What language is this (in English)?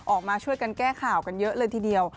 Thai